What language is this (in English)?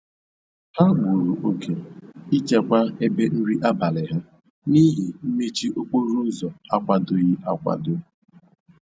Igbo